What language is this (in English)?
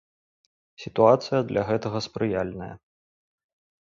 Belarusian